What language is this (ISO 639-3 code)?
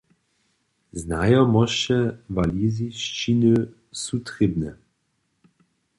hsb